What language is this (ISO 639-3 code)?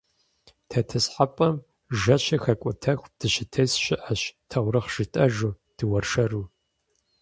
kbd